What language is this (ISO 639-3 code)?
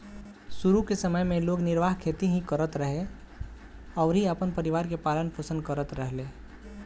bho